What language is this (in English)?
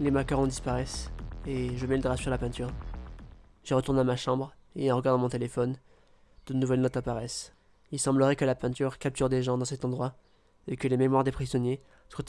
French